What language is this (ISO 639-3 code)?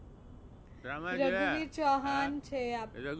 guj